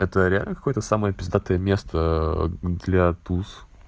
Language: Russian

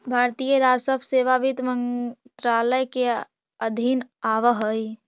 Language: Magahi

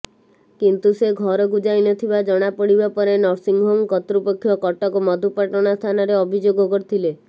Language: Odia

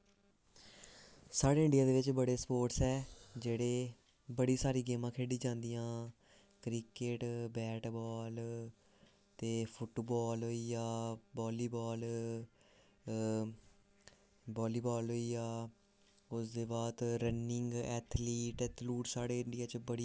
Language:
Dogri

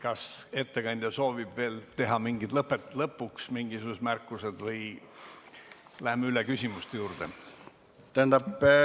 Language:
Estonian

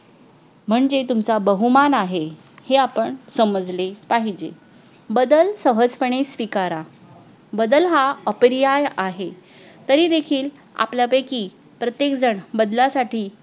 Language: Marathi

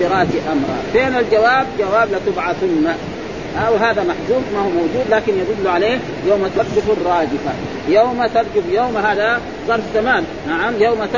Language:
Arabic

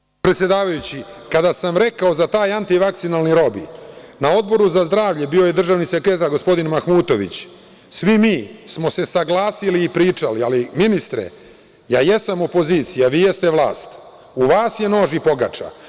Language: Serbian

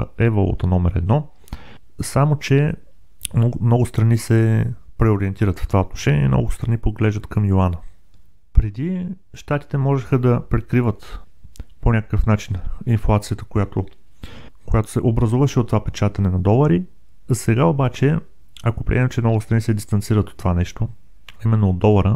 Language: Bulgarian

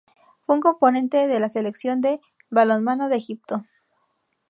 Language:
Spanish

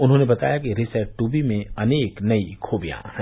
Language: Hindi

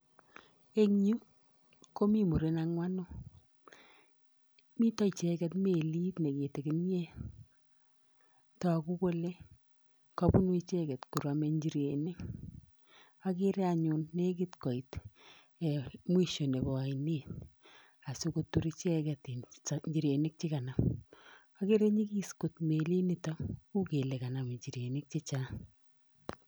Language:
Kalenjin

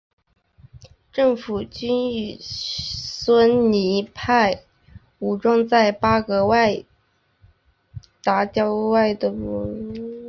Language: Chinese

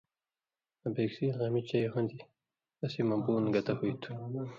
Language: Indus Kohistani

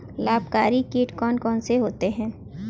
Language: Hindi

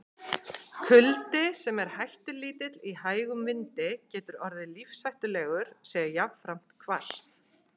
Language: Icelandic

